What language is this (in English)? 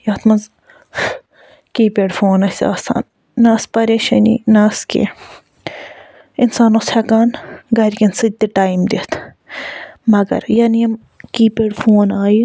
Kashmiri